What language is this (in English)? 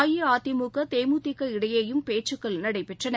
Tamil